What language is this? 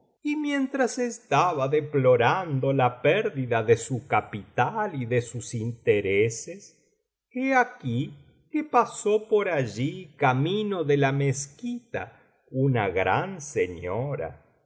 Spanish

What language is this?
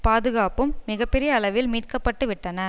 Tamil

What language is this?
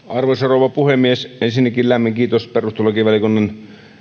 Finnish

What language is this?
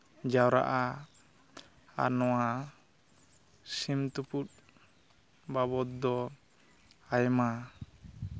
Santali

